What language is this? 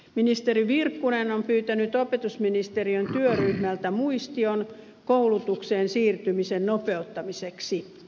Finnish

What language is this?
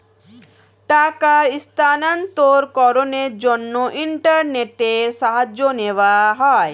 Bangla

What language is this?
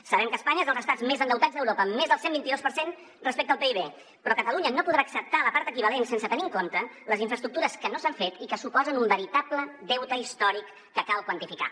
Catalan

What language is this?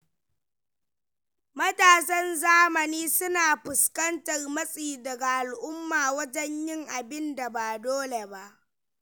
Hausa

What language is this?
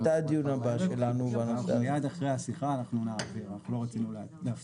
Hebrew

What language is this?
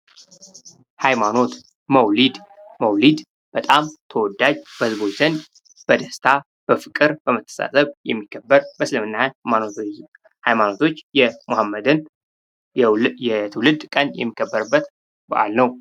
Amharic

